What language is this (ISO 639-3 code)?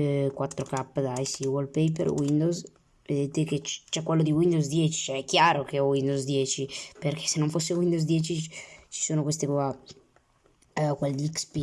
ita